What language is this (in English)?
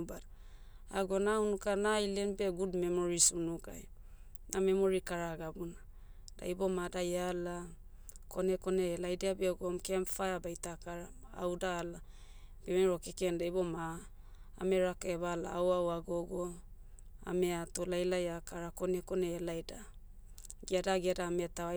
Motu